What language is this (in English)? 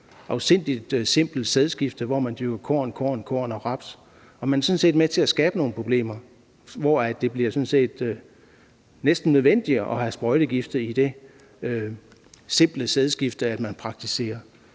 Danish